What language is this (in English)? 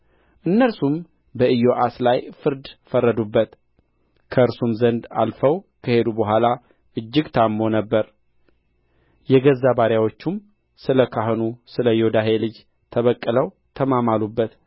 Amharic